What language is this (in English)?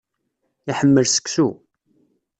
Kabyle